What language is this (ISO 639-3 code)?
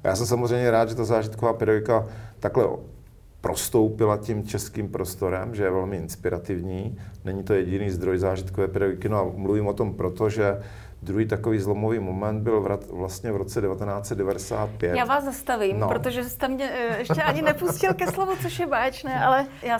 ces